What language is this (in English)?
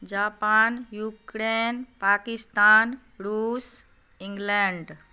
Maithili